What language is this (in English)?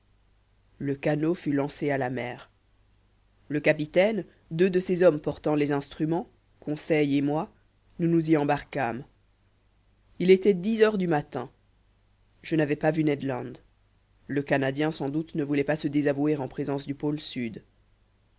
French